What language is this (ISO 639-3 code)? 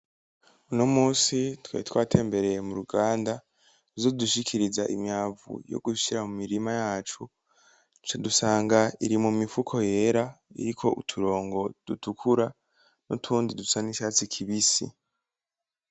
run